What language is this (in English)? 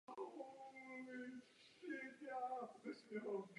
Czech